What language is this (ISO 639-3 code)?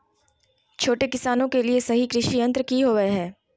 mag